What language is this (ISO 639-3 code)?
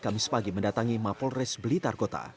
ind